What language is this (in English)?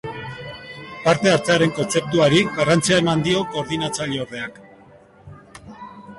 Basque